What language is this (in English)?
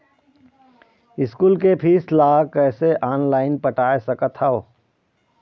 Chhattisgarhi